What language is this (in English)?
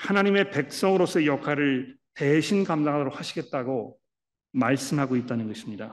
Korean